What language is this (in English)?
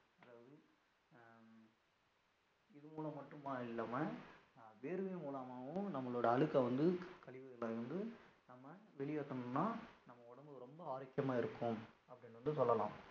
Tamil